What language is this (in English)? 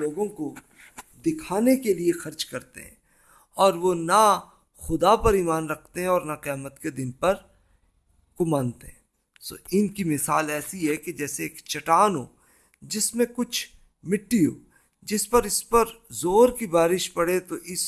Urdu